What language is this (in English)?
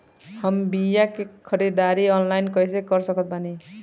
Bhojpuri